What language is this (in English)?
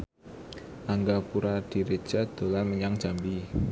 Javanese